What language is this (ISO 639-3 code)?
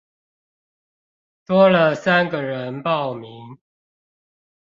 zho